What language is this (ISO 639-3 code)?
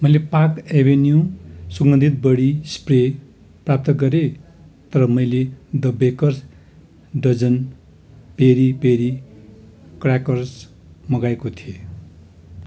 nep